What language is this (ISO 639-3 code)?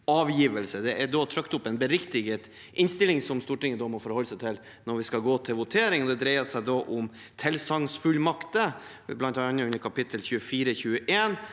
nor